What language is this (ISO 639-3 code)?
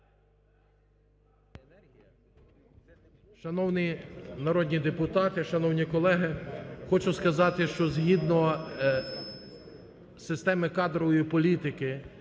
ukr